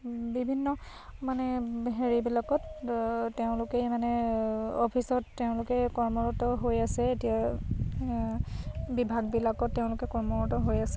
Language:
Assamese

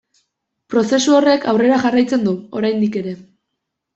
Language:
Basque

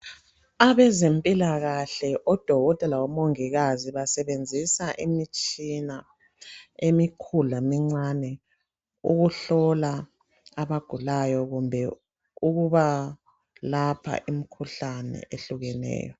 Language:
North Ndebele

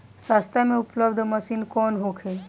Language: Bhojpuri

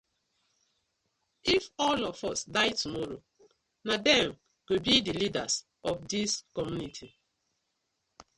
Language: Nigerian Pidgin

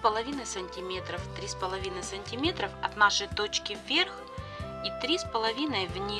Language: Russian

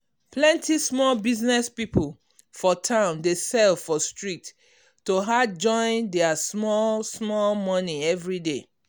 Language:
Nigerian Pidgin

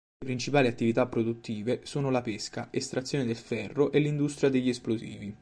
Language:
Italian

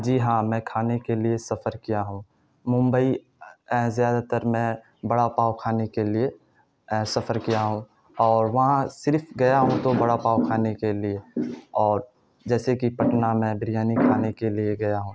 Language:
Urdu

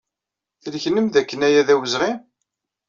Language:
Kabyle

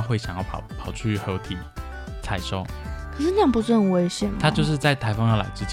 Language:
Chinese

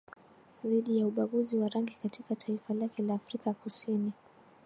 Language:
Swahili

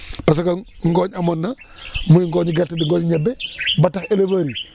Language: Wolof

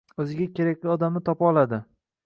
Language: Uzbek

